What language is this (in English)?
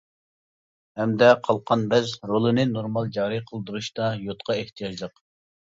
Uyghur